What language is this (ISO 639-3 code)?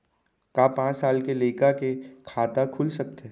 hne